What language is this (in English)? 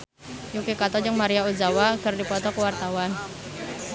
Sundanese